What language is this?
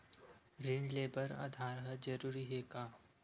Chhattisgarhi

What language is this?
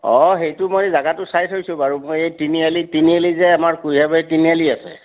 Assamese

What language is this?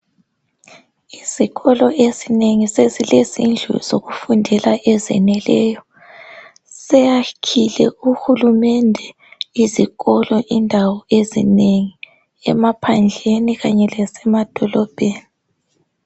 North Ndebele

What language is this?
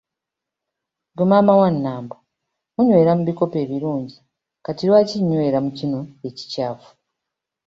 Ganda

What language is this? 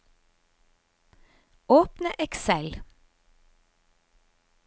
Norwegian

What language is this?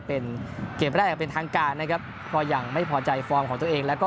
Thai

